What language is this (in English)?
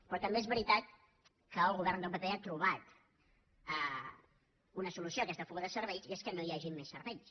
Catalan